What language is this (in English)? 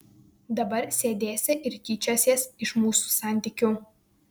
Lithuanian